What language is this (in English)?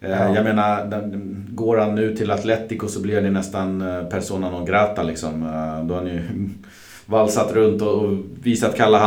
Swedish